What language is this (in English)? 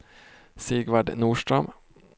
Swedish